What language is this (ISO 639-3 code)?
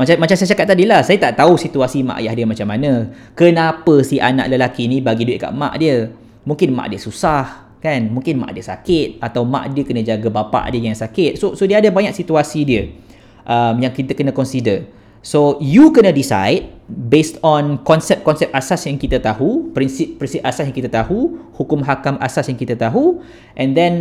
msa